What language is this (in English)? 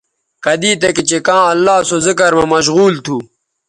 Bateri